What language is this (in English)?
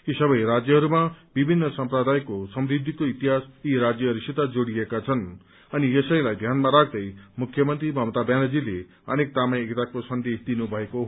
Nepali